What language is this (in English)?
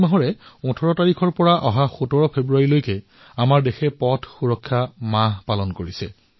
Assamese